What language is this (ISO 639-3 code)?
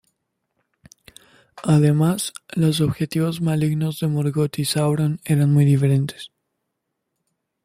spa